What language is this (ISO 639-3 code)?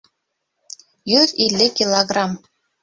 bak